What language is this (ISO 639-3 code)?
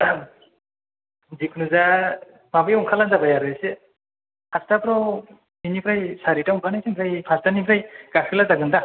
brx